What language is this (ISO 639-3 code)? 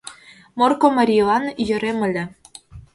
chm